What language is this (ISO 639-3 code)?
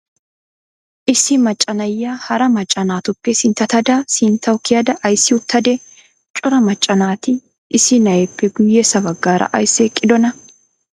wal